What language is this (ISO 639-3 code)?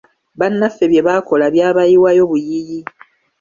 lug